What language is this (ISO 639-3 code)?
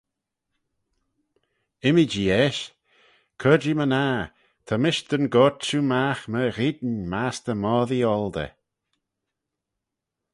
glv